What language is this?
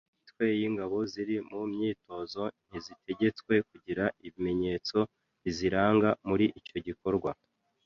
Kinyarwanda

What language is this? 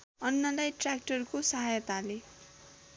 Nepali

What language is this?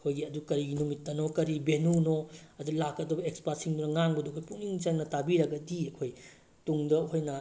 Manipuri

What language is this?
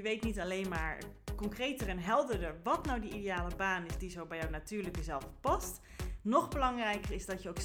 Dutch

